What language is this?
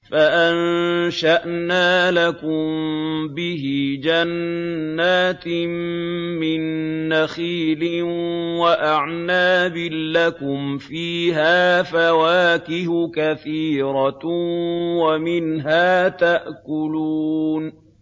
Arabic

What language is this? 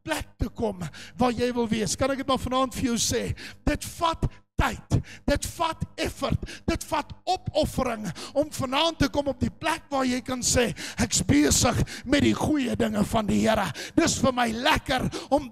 Dutch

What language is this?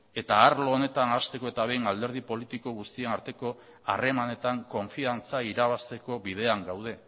Basque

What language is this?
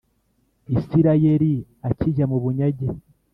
Kinyarwanda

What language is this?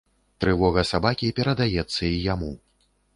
Belarusian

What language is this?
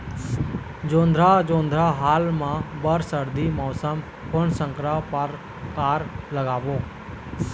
Chhattisgarhi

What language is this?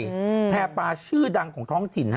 Thai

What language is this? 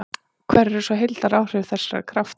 Icelandic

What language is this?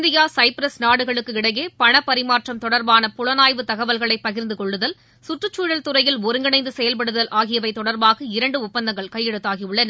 Tamil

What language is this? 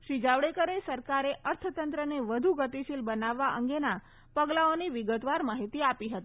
Gujarati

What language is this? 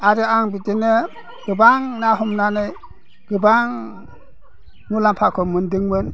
Bodo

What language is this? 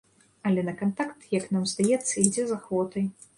Belarusian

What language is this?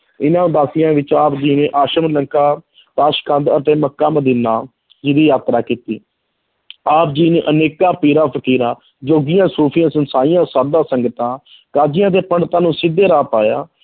Punjabi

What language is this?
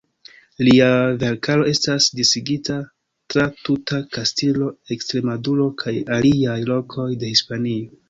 Esperanto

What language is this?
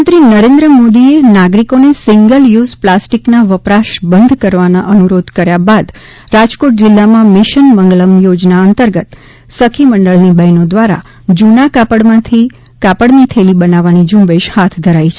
Gujarati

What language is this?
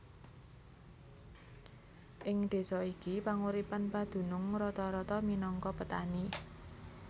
Javanese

